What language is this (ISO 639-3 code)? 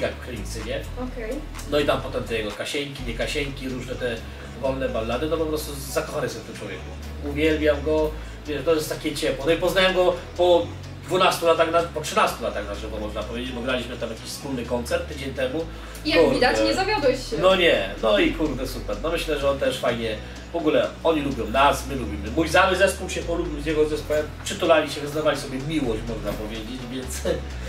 pol